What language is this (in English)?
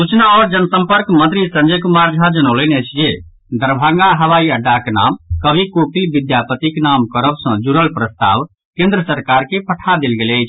Maithili